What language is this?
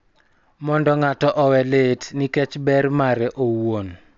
Luo (Kenya and Tanzania)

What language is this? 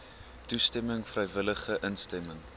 Afrikaans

